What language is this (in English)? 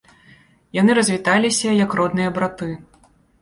Belarusian